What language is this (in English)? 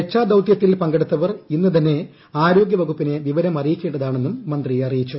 Malayalam